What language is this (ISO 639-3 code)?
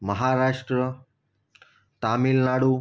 guj